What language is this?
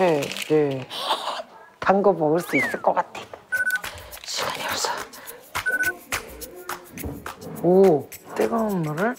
Korean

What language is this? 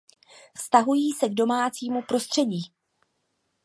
Czech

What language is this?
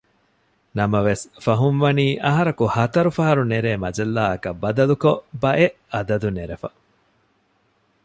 Divehi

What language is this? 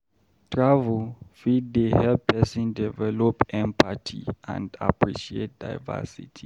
Nigerian Pidgin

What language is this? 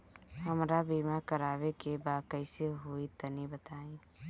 Bhojpuri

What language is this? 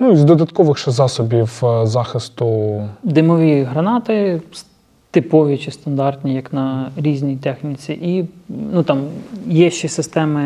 Ukrainian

